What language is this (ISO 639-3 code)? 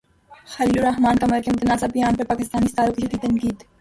urd